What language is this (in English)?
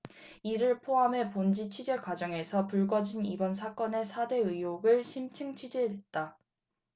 Korean